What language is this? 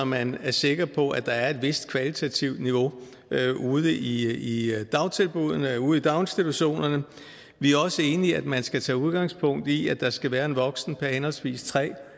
Danish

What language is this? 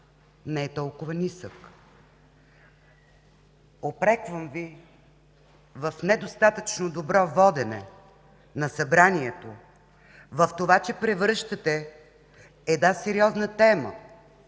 Bulgarian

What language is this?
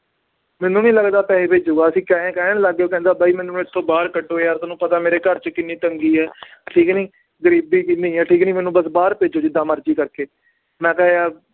Punjabi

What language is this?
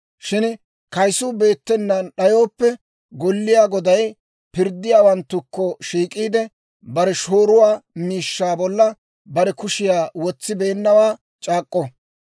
Dawro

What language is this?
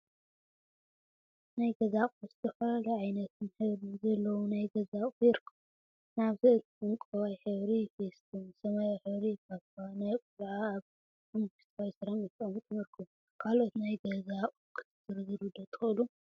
Tigrinya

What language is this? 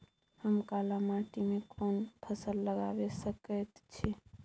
Maithili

